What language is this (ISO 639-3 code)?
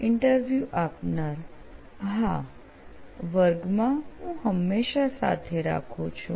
guj